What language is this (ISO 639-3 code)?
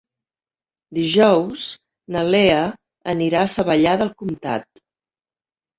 cat